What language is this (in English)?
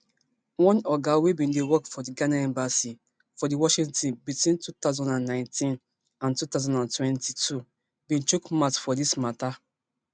Nigerian Pidgin